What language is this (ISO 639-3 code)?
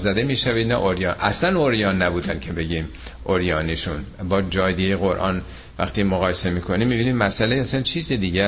fas